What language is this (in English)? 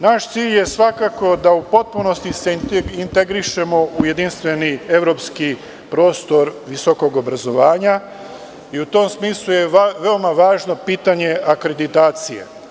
Serbian